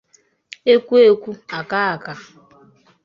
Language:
Igbo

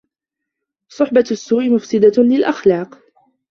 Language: Arabic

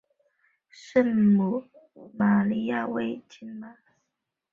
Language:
Chinese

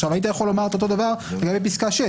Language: Hebrew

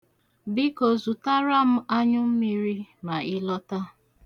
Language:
Igbo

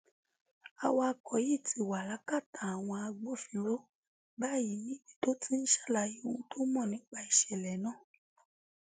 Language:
Yoruba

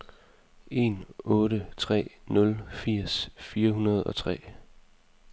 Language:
Danish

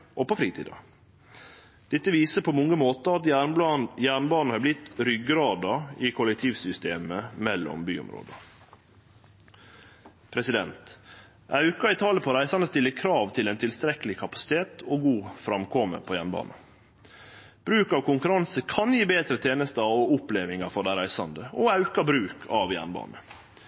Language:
Norwegian Nynorsk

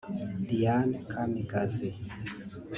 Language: Kinyarwanda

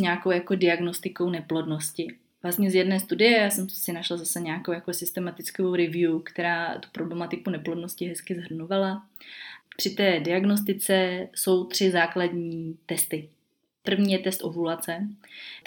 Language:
Czech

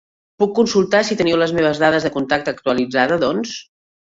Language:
Catalan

